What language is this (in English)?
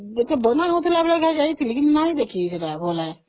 Odia